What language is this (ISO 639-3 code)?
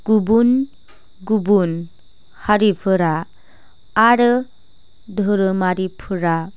brx